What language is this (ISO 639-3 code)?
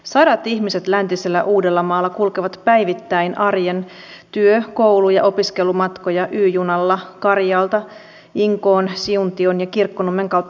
fin